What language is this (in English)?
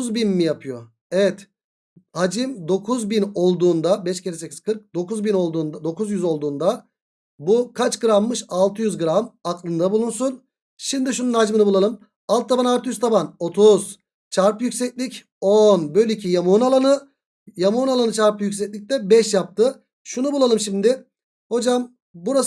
Turkish